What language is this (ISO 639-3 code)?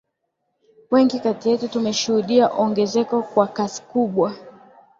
swa